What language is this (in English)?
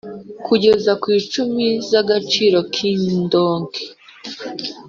Kinyarwanda